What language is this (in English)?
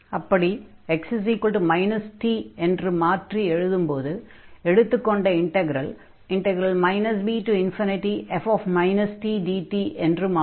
Tamil